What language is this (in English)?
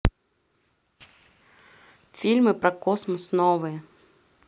Russian